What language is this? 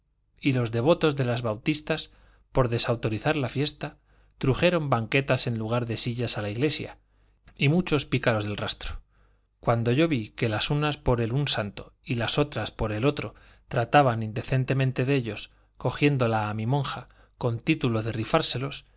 Spanish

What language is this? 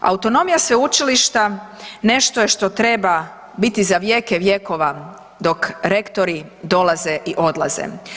Croatian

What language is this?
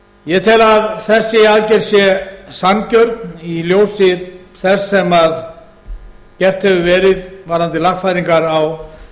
Icelandic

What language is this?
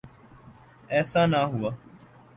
Urdu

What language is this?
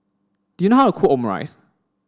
English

